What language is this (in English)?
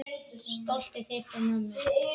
Icelandic